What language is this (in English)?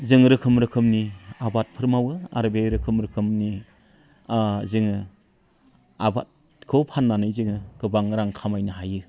Bodo